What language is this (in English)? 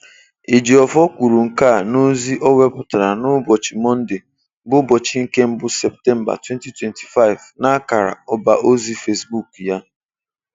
Igbo